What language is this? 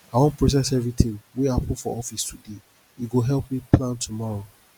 Nigerian Pidgin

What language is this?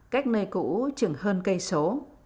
Vietnamese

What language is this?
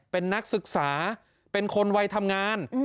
Thai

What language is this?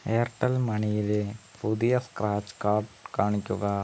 Malayalam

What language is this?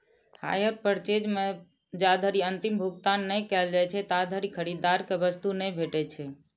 Maithili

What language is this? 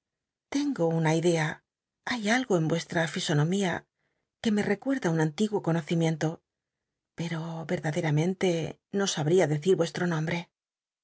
Spanish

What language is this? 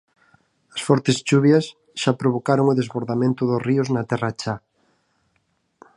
Galician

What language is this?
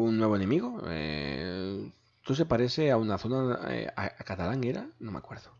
Spanish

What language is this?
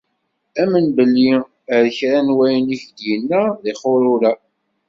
Kabyle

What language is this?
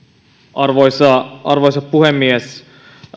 Finnish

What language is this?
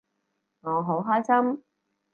Cantonese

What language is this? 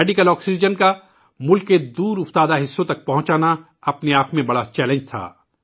Urdu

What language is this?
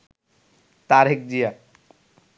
Bangla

